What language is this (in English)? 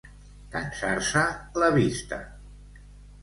Catalan